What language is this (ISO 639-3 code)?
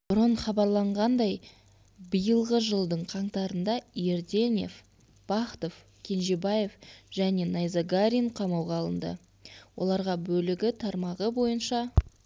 kaz